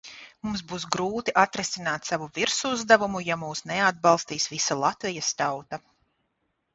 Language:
Latvian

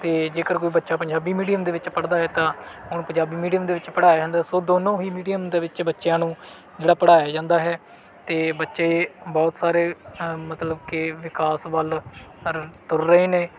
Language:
Punjabi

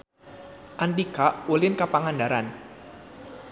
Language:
Sundanese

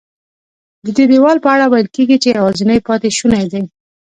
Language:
Pashto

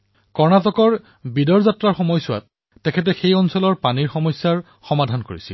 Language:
Assamese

